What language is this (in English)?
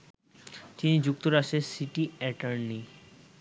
Bangla